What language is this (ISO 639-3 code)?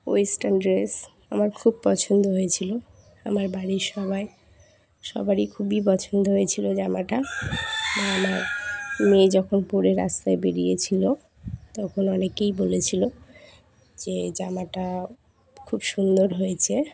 ben